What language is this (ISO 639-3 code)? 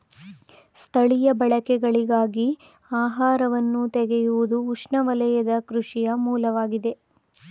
kan